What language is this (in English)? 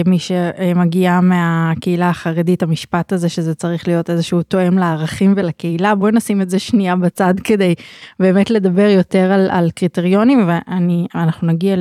Hebrew